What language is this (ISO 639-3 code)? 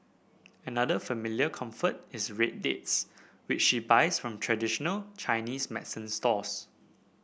eng